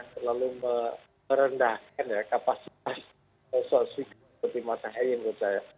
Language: Indonesian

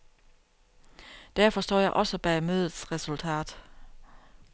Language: Danish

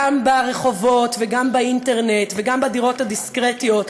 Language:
Hebrew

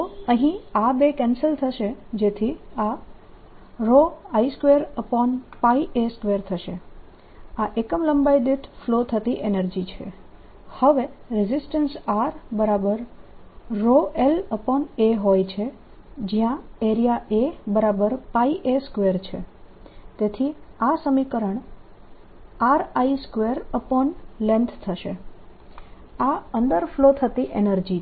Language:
Gujarati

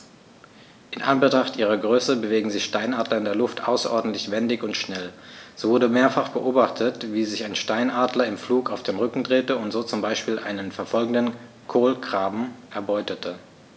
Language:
German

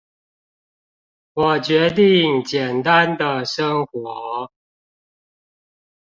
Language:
Chinese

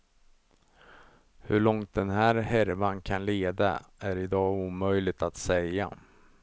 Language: Swedish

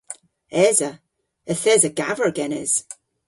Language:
Cornish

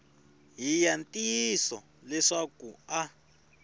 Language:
Tsonga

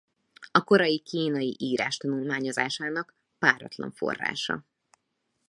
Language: Hungarian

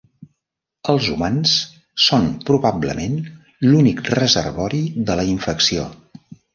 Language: Catalan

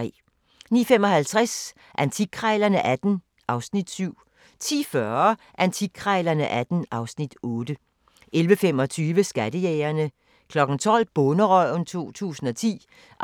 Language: Danish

